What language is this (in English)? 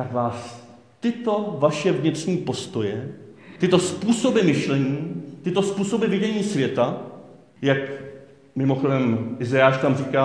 Czech